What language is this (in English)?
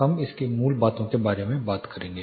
Hindi